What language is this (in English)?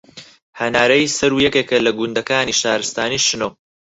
Central Kurdish